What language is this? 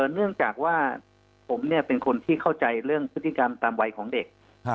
Thai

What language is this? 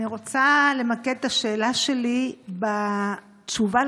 Hebrew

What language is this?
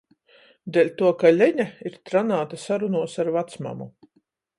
Latgalian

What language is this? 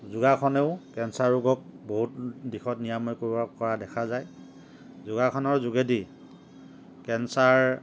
Assamese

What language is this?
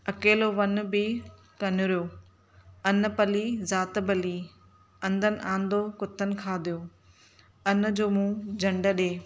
Sindhi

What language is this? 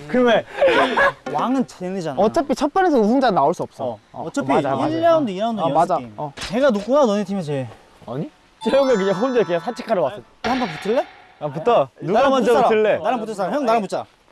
Korean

